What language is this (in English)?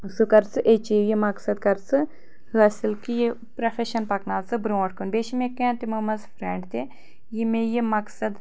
Kashmiri